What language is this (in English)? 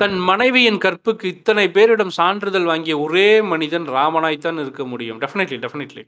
Tamil